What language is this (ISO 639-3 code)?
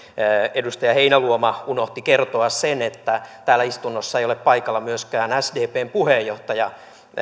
fin